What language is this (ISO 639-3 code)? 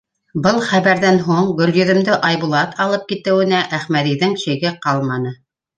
bak